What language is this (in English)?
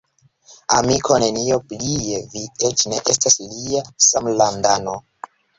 Esperanto